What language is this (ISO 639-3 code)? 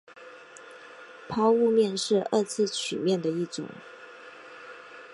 zho